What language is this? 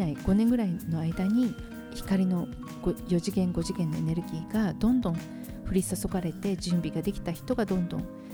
Japanese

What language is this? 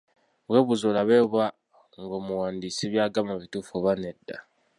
Ganda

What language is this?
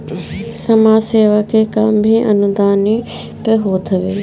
Bhojpuri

